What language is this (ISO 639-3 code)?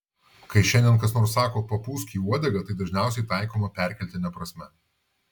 lit